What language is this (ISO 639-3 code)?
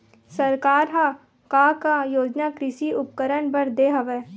hne